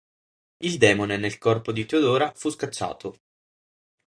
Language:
Italian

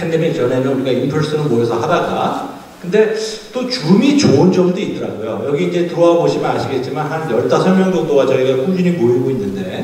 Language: Korean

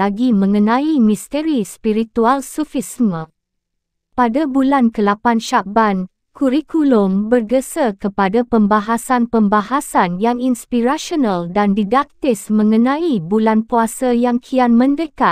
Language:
Malay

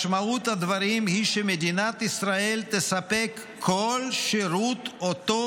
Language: Hebrew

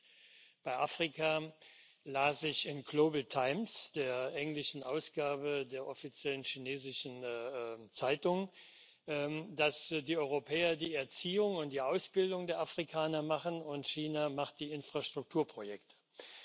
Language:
German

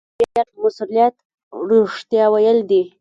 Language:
Pashto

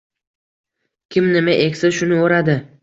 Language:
Uzbek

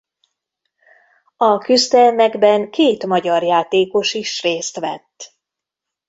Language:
Hungarian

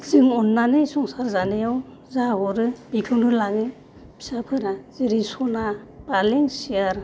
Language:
Bodo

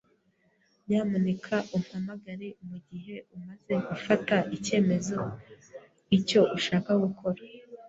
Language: Kinyarwanda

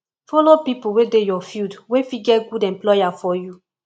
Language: Nigerian Pidgin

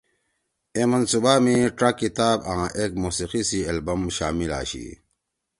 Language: Torwali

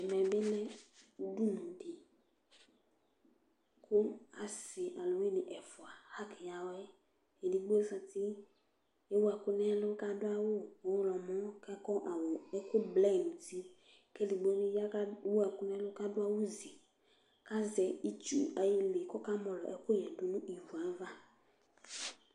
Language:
Ikposo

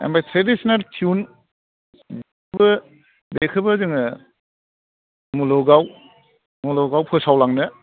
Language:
Bodo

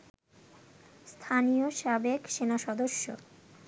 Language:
Bangla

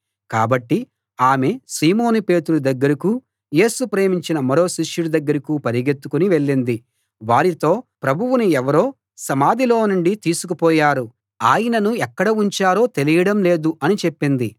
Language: Telugu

